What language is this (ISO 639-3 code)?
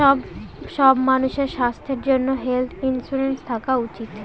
ben